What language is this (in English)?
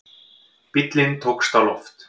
Icelandic